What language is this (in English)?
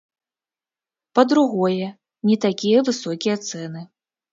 Belarusian